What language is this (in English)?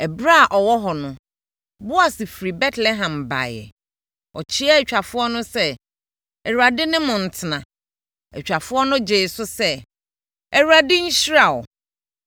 Akan